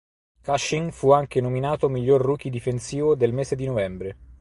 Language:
Italian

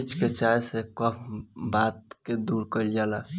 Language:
Bhojpuri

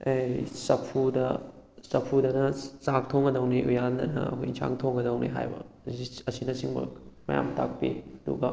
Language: Manipuri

